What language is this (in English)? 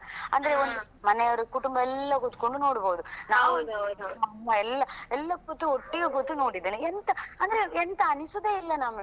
Kannada